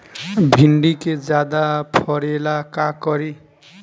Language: Bhojpuri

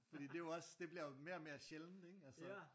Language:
Danish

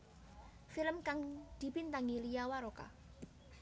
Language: Javanese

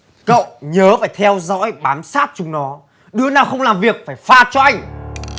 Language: Vietnamese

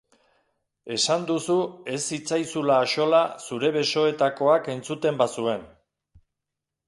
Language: Basque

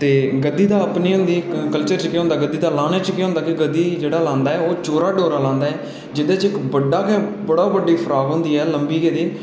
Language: Dogri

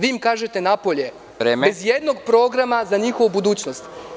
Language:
Serbian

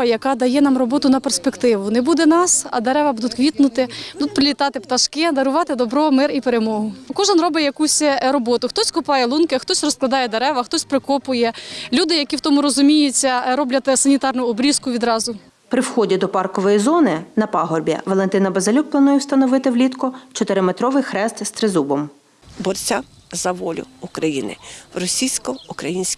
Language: Ukrainian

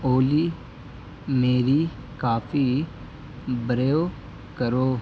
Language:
Urdu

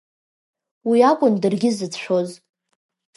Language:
Abkhazian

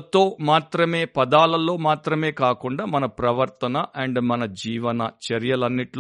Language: Telugu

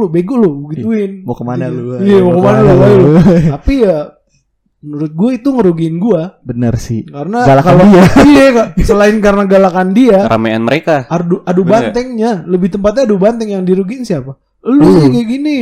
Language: Indonesian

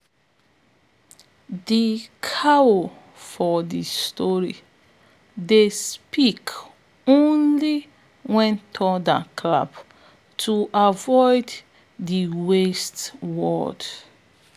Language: Nigerian Pidgin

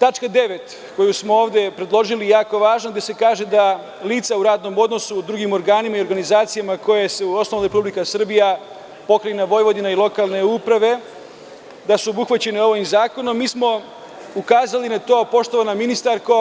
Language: Serbian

